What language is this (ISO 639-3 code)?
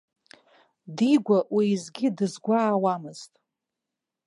abk